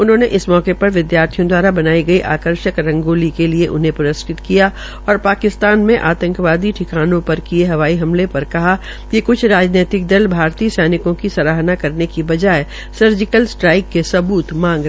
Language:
Hindi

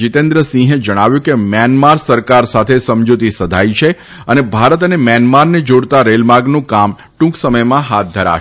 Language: Gujarati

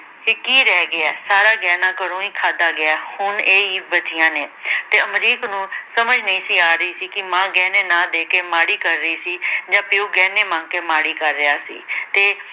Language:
Punjabi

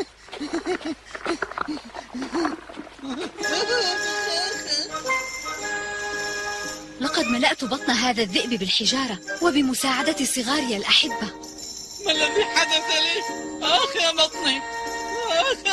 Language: Arabic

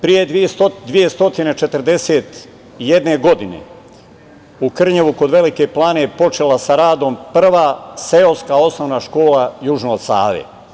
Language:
Serbian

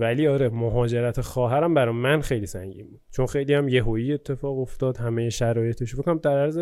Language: Persian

